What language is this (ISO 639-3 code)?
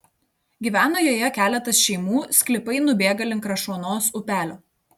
lit